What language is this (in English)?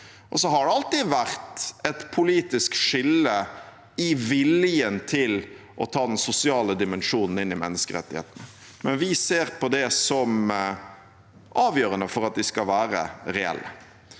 Norwegian